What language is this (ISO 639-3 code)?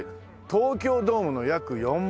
jpn